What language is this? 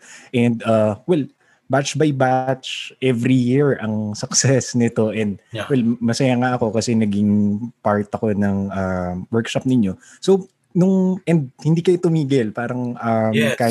Filipino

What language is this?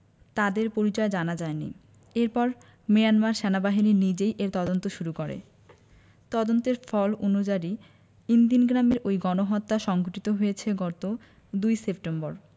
Bangla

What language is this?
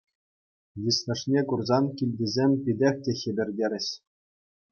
Chuvash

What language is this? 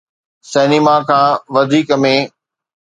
Sindhi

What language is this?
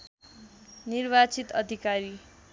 Nepali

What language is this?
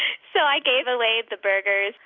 English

